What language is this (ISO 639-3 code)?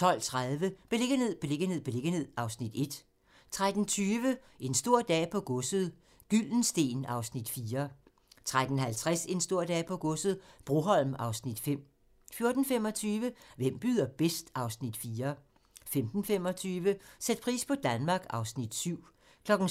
dan